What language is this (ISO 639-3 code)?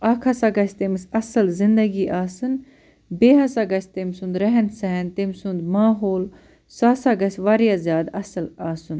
kas